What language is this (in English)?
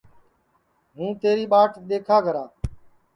Sansi